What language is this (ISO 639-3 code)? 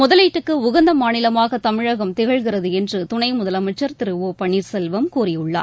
tam